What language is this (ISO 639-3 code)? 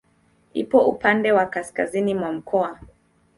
swa